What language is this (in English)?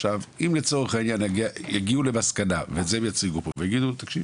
Hebrew